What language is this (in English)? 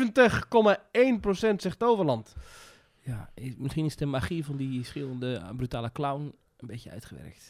Dutch